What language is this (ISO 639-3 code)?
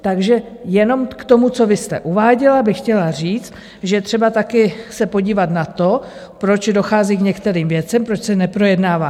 ces